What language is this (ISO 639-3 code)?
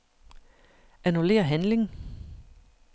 dan